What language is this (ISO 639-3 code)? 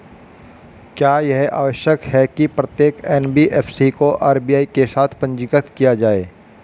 hin